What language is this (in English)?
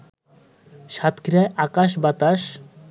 Bangla